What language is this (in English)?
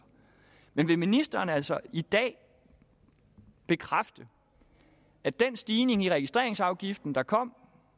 Danish